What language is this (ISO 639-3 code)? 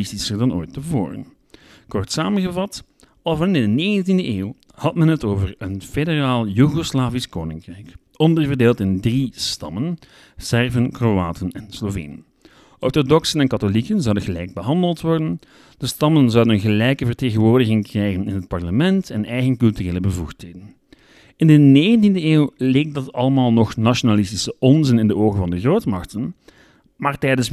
nld